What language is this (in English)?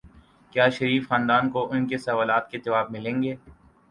Urdu